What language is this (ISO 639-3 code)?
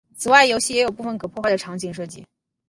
zho